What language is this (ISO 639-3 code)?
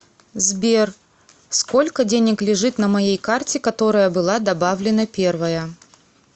rus